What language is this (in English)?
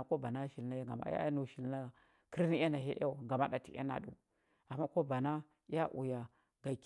Huba